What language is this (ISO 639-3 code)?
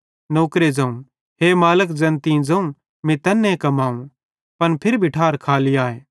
bhd